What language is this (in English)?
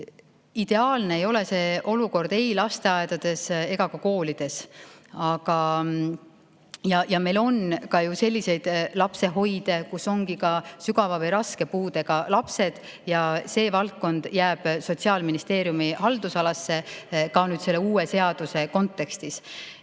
Estonian